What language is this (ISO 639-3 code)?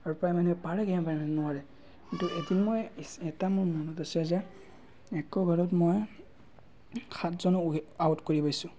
asm